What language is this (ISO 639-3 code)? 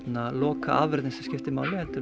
isl